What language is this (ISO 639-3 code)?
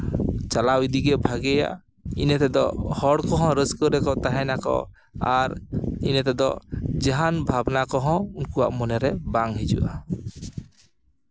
sat